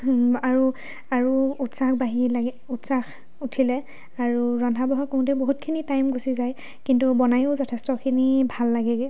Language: Assamese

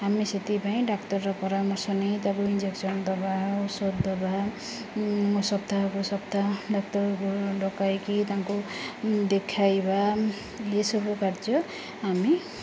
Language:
Odia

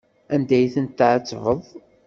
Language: Kabyle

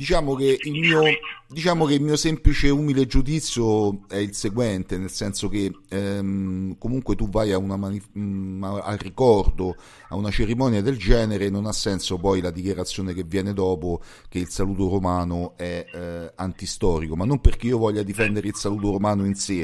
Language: Italian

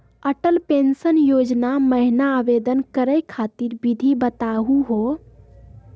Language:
Magahi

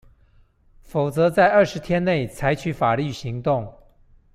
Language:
Chinese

